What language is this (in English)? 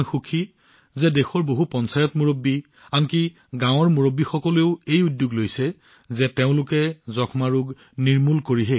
Assamese